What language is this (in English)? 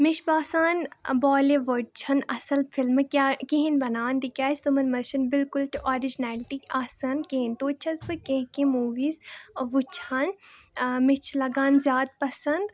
Kashmiri